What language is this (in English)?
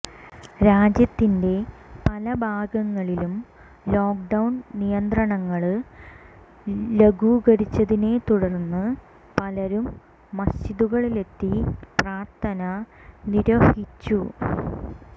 Malayalam